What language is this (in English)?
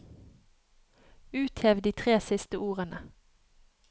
Norwegian